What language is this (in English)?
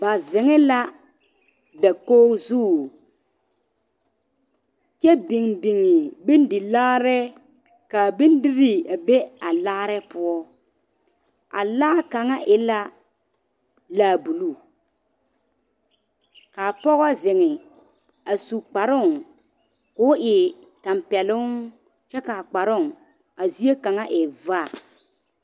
Southern Dagaare